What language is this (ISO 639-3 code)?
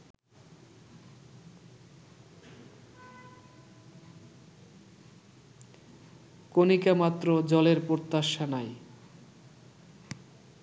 ben